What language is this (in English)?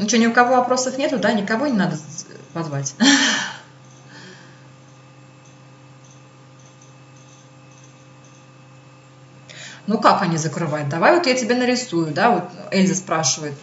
Russian